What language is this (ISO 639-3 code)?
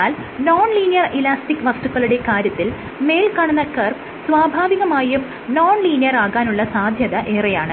mal